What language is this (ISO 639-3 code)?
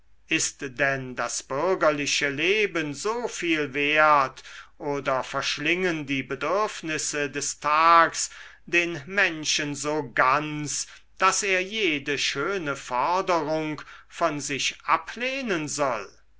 deu